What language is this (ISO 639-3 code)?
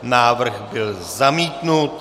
ces